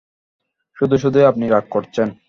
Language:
Bangla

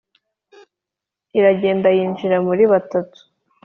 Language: Kinyarwanda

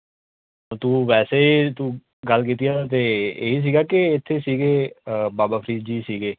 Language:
Punjabi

